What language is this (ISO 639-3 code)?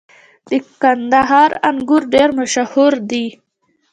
pus